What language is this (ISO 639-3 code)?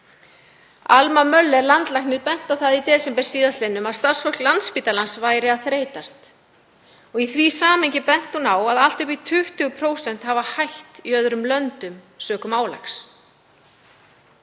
isl